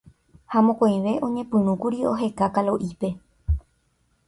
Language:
Guarani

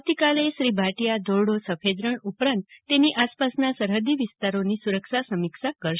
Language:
Gujarati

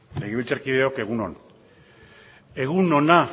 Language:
Basque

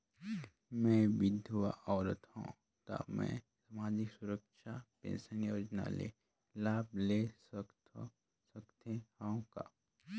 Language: Chhattisgarhi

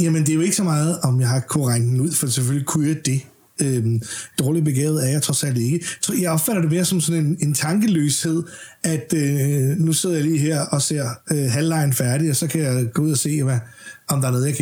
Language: Danish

